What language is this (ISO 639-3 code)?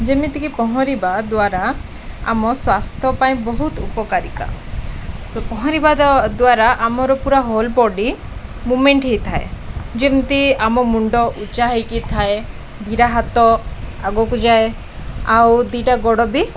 ori